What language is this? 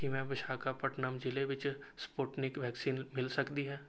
Punjabi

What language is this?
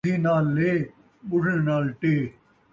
Saraiki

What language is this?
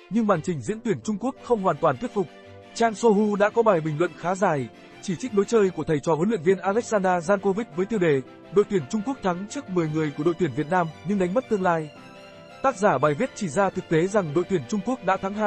Vietnamese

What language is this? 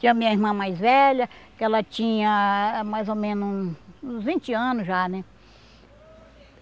Portuguese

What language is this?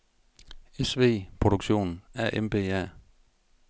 Danish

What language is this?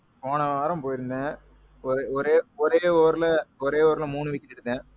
Tamil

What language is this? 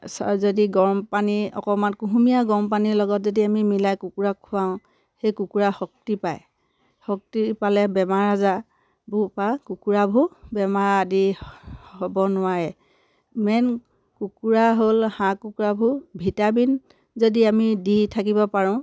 Assamese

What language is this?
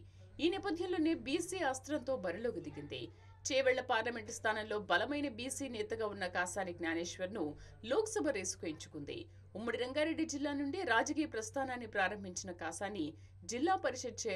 Telugu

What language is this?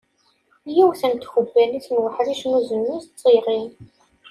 Kabyle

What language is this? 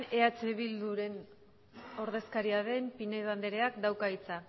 Basque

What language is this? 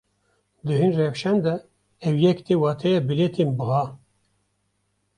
Kurdish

